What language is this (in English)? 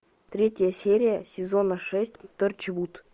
Russian